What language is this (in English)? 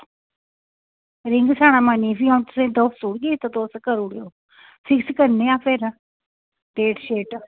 Dogri